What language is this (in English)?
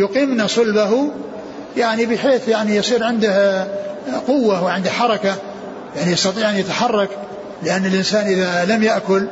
Arabic